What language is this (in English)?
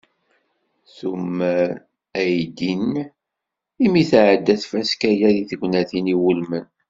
Kabyle